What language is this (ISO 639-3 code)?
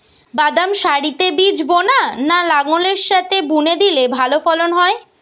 ben